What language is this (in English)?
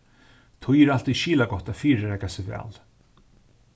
Faroese